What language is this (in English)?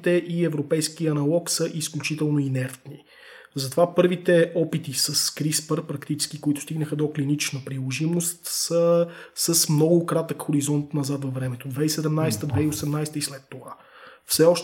Bulgarian